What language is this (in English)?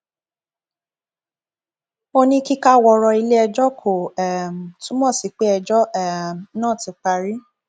Yoruba